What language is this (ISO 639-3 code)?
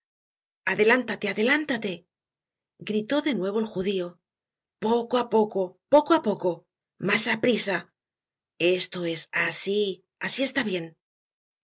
spa